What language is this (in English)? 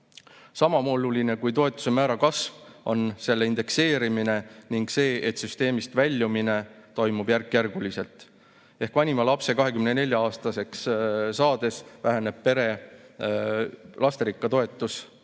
Estonian